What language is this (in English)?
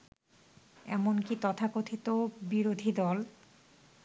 Bangla